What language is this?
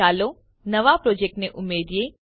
Gujarati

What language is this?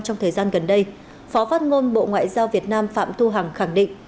Vietnamese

